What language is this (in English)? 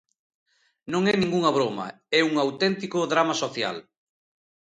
Galician